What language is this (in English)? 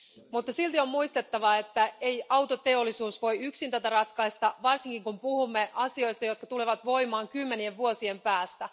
Finnish